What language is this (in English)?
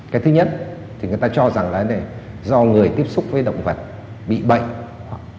Vietnamese